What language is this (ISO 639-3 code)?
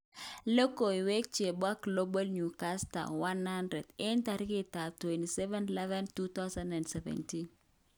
kln